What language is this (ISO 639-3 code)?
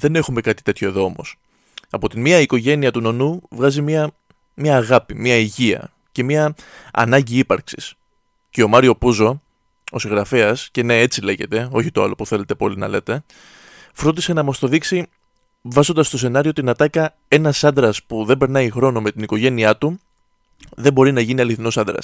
ell